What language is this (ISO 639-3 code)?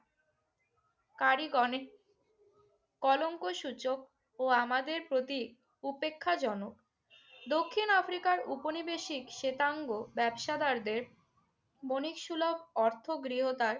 ben